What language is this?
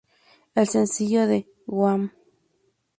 Spanish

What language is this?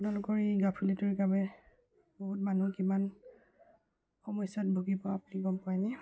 Assamese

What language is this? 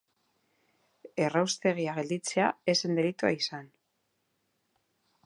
Basque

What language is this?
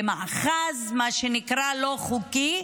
Hebrew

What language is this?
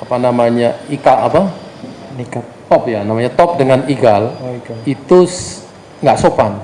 Indonesian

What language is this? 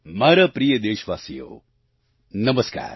Gujarati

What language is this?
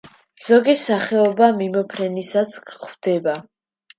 Georgian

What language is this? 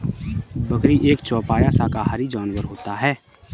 Hindi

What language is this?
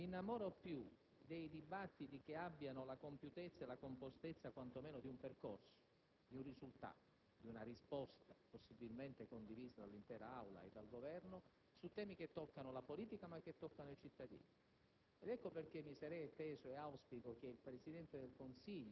Italian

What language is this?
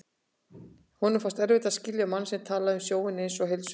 Icelandic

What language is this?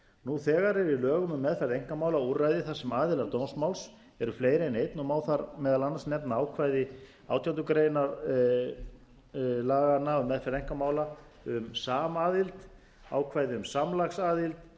Icelandic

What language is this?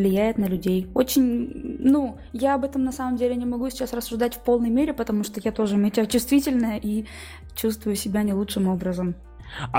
Russian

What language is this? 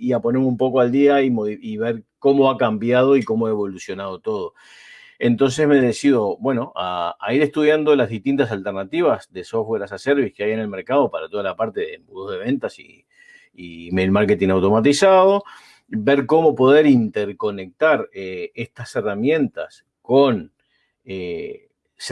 Spanish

